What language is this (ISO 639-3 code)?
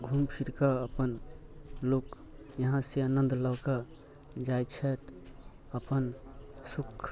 mai